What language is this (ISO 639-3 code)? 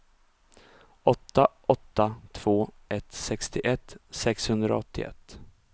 swe